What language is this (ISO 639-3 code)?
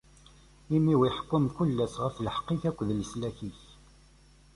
kab